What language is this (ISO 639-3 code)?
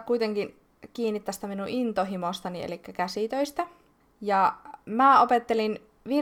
fin